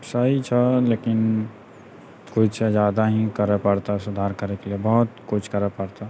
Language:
Maithili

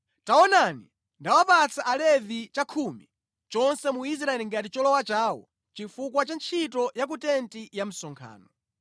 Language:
Nyanja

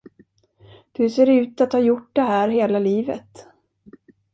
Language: Swedish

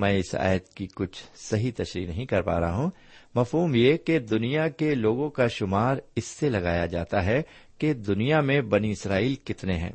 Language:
Urdu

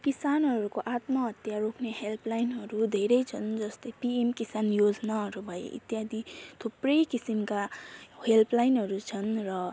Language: Nepali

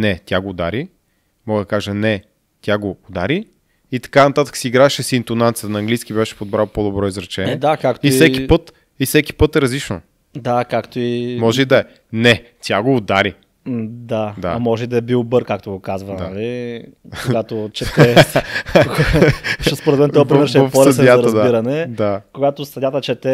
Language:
Bulgarian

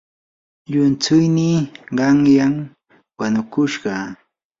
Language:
Yanahuanca Pasco Quechua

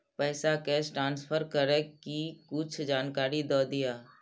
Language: Maithili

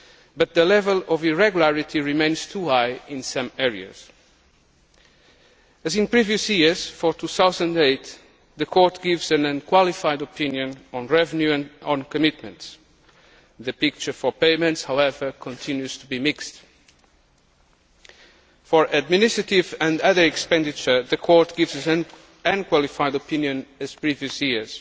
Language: English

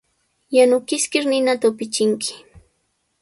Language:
Sihuas Ancash Quechua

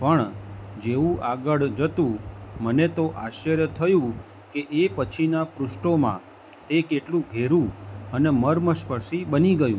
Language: Gujarati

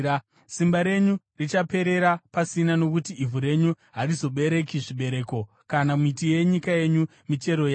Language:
Shona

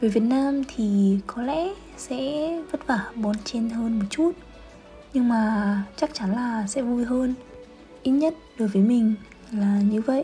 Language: Vietnamese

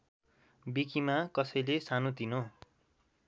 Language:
Nepali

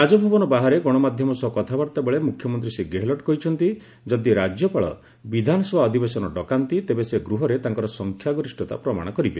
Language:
Odia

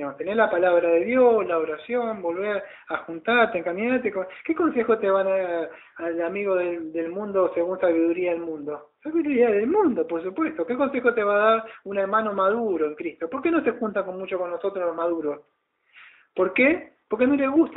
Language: Spanish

